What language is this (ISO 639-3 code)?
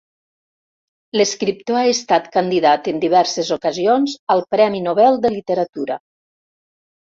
cat